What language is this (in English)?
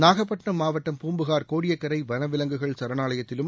Tamil